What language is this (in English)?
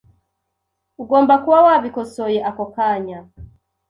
Kinyarwanda